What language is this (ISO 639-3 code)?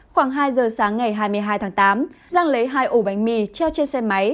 vie